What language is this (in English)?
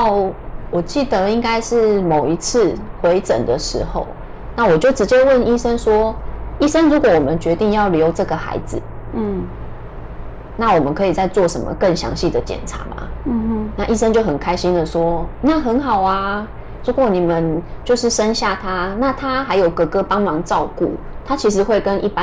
Chinese